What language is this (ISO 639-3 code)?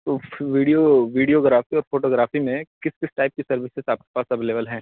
urd